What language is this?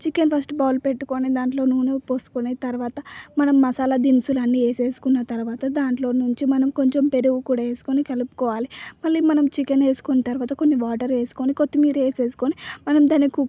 Telugu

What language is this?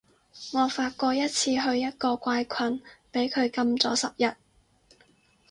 Cantonese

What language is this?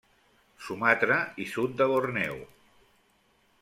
Catalan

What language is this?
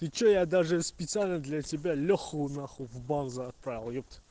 Russian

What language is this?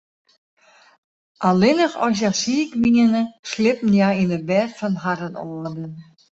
Western Frisian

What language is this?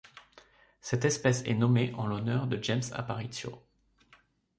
French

